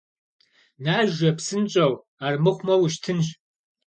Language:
Kabardian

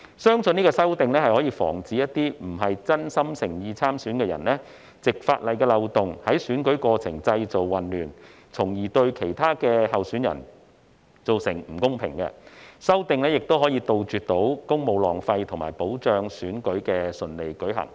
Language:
Cantonese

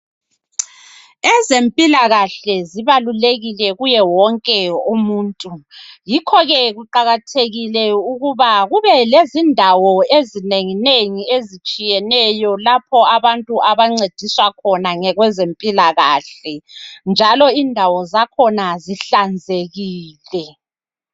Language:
North Ndebele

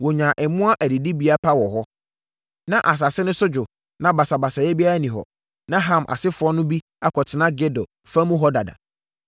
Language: Akan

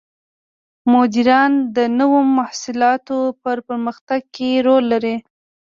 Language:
Pashto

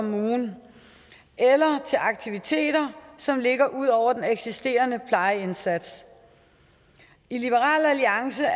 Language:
Danish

